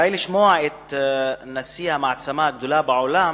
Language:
Hebrew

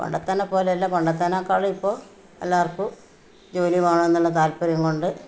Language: Malayalam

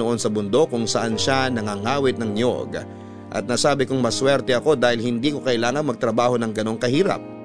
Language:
Filipino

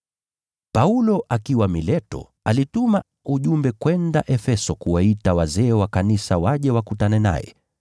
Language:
Swahili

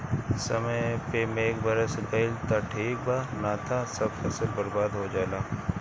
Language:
Bhojpuri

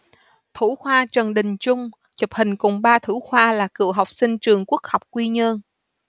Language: Vietnamese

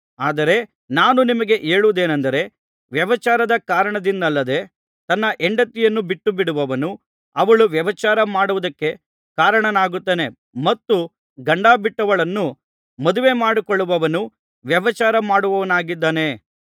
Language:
Kannada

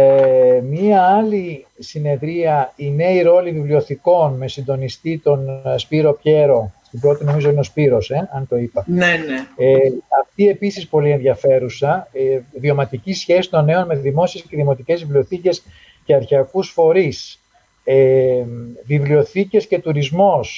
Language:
Greek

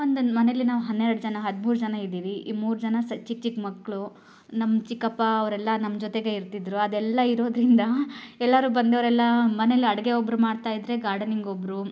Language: Kannada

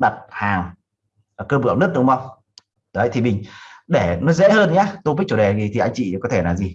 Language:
Vietnamese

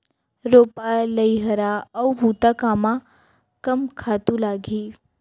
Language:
Chhattisgarhi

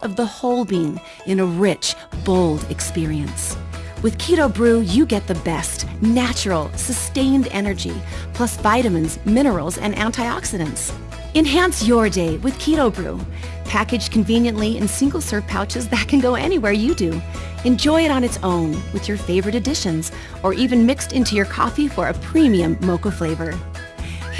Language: German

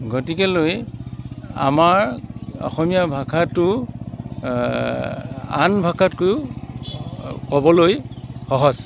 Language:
Assamese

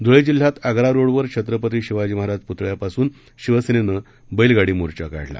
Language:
Marathi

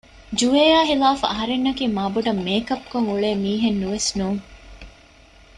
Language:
Divehi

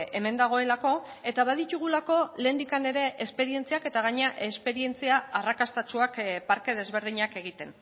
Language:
Basque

